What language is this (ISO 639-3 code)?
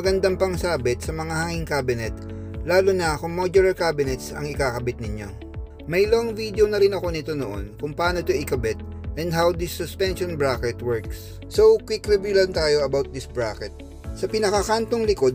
fil